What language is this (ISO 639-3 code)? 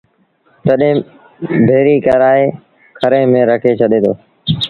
sbn